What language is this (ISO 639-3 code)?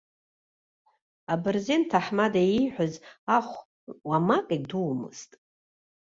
abk